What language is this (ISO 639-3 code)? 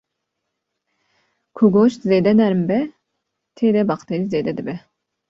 kur